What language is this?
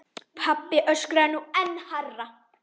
Icelandic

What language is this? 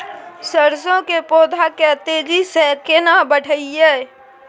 Maithili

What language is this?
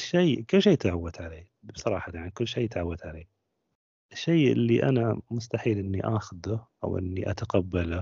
Arabic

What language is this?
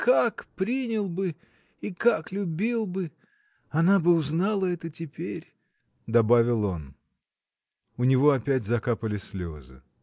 Russian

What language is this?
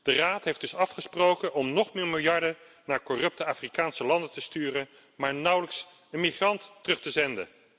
Dutch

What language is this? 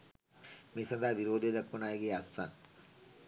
Sinhala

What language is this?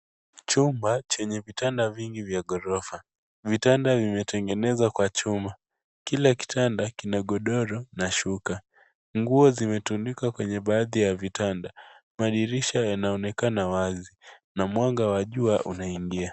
Swahili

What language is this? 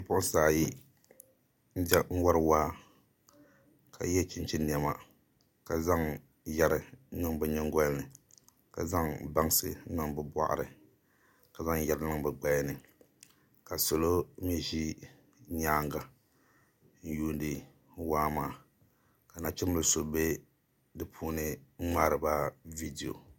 Dagbani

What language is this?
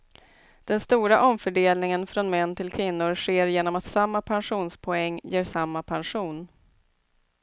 Swedish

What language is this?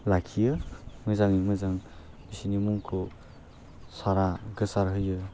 Bodo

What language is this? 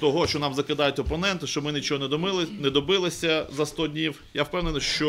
Ukrainian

